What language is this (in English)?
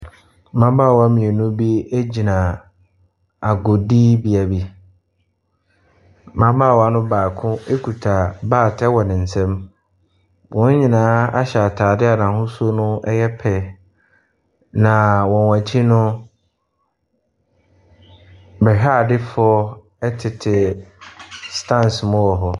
Akan